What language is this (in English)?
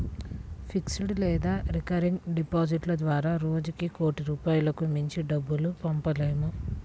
Telugu